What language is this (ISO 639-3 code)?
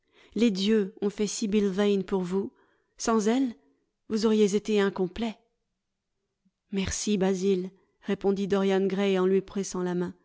fra